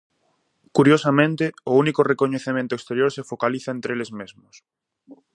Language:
Galician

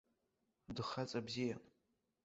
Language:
Abkhazian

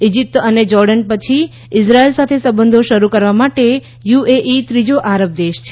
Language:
Gujarati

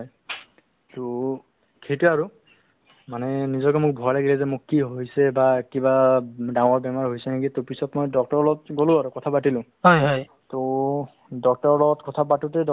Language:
Assamese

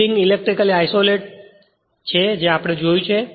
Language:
Gujarati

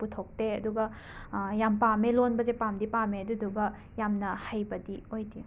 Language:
Manipuri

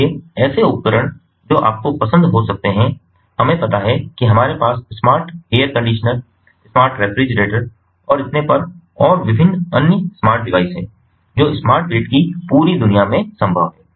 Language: Hindi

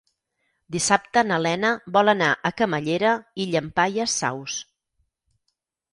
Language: Catalan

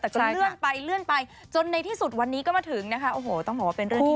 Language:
Thai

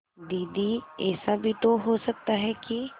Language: Hindi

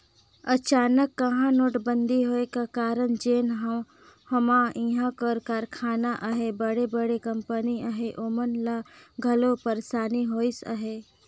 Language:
Chhattisgarhi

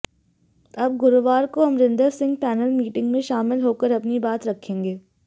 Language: Hindi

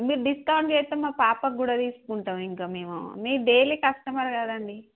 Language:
Telugu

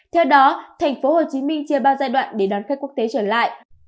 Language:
Vietnamese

